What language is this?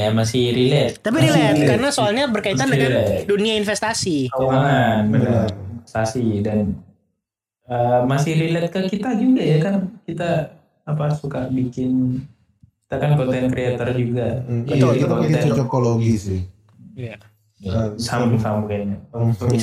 Indonesian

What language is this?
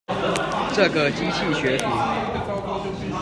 Chinese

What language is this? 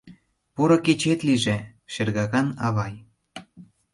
Mari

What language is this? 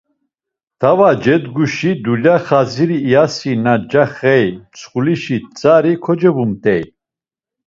Laz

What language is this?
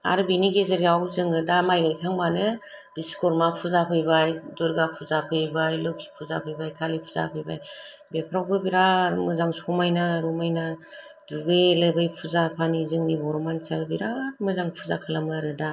Bodo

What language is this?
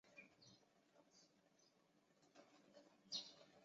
Chinese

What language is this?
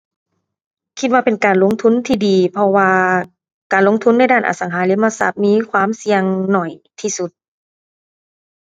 Thai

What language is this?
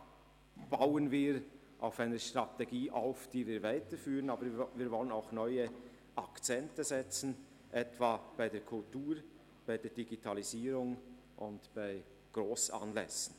Swiss German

